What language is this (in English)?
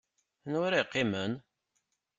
Kabyle